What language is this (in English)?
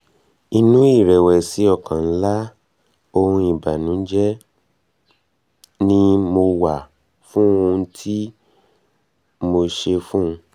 Yoruba